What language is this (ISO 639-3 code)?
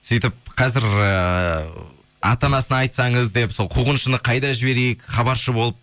kaz